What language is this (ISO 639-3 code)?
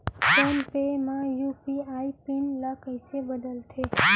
hne